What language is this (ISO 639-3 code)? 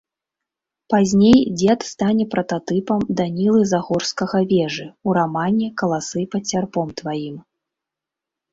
bel